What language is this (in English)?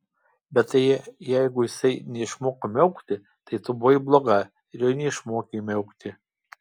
Lithuanian